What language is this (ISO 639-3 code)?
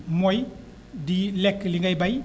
wol